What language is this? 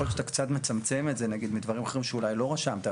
Hebrew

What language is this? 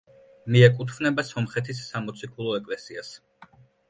Georgian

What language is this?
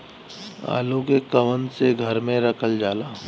Bhojpuri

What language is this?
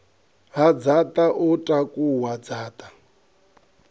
Venda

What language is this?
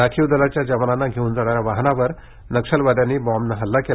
Marathi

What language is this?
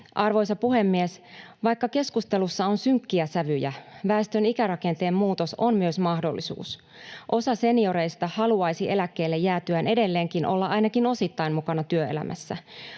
Finnish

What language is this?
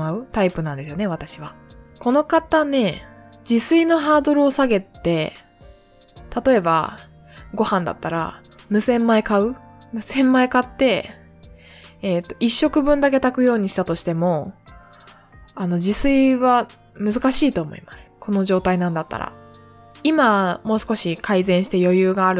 Japanese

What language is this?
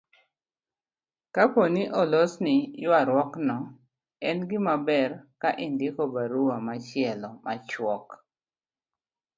Luo (Kenya and Tanzania)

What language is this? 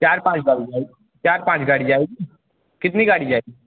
Hindi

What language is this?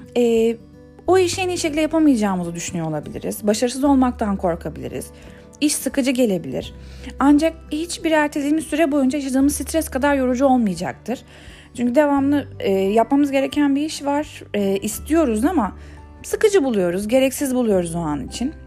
Turkish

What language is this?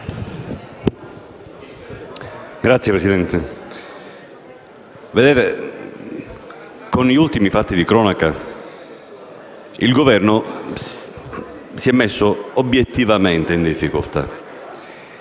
Italian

